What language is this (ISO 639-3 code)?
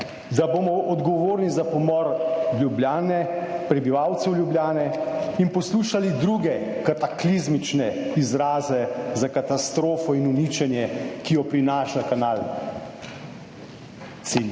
slv